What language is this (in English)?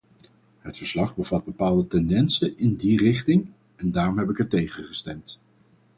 Dutch